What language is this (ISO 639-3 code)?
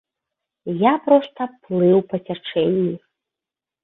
bel